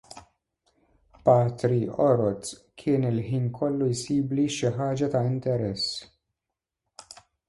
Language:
Maltese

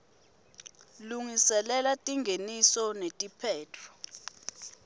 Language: Swati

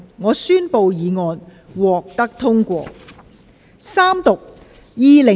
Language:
Cantonese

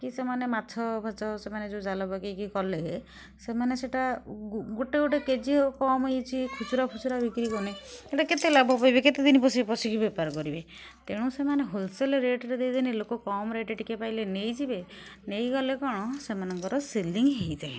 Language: Odia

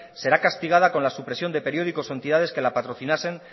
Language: Spanish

